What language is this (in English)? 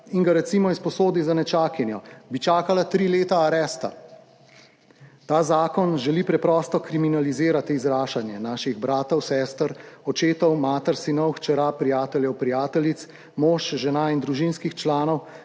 Slovenian